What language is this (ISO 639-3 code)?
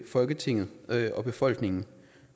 dan